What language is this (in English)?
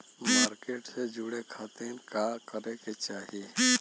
Bhojpuri